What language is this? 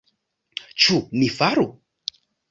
Esperanto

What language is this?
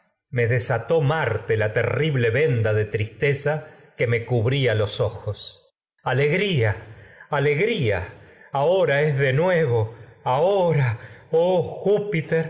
Spanish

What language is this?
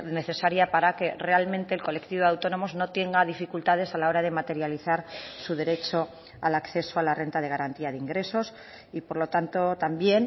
Spanish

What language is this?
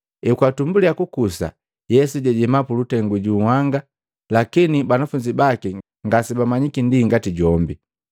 Matengo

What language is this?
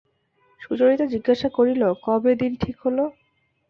Bangla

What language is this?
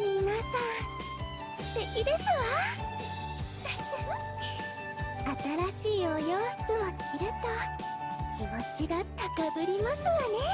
Japanese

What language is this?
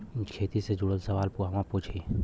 Bhojpuri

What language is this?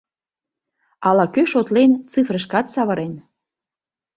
Mari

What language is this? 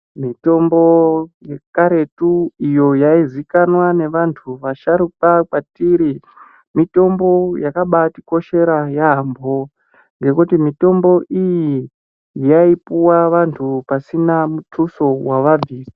Ndau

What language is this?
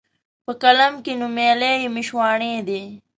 Pashto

